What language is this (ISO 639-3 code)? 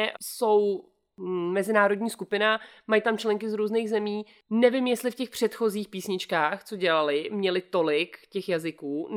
ces